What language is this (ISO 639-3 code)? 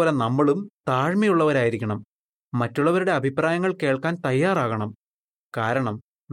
mal